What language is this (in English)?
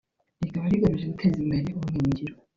Kinyarwanda